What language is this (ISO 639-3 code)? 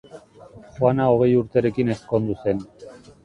eus